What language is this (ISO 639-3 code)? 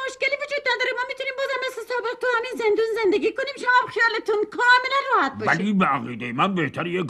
fas